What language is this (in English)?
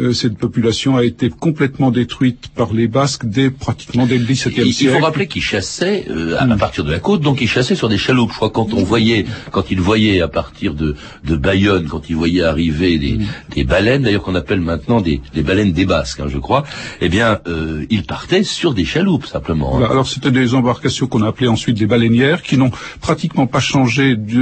French